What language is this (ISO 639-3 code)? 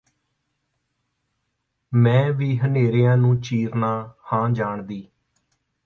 pan